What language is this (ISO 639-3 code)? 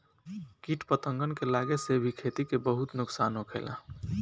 bho